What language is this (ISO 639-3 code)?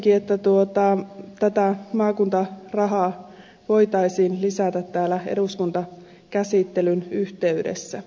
fin